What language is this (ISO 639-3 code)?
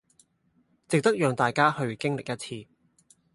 yue